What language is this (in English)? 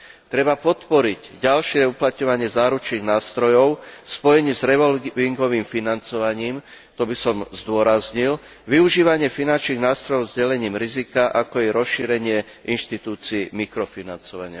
Slovak